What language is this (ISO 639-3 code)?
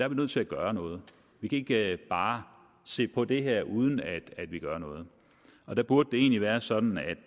dan